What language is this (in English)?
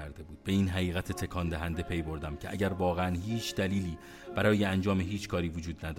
Persian